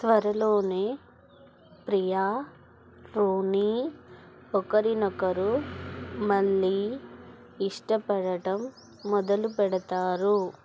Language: Telugu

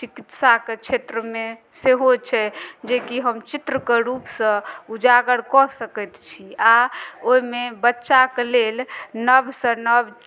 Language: Maithili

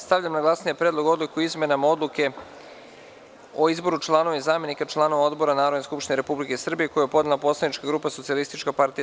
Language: Serbian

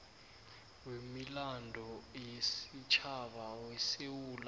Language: South Ndebele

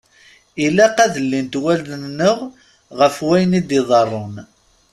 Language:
Kabyle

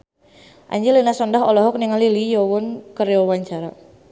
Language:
Sundanese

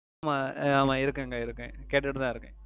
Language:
Tamil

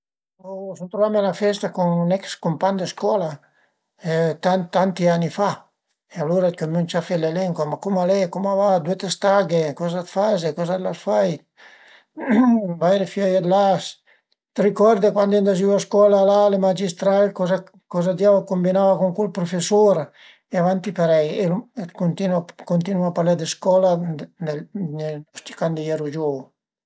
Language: Piedmontese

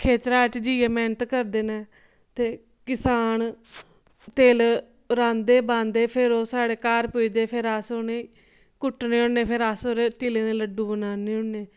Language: Dogri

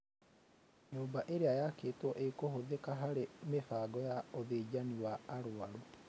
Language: Kikuyu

